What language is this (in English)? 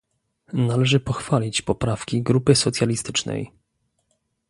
Polish